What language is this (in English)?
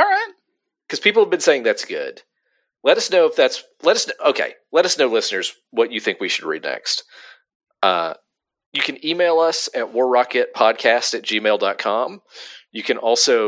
English